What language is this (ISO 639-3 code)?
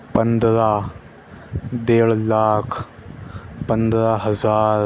urd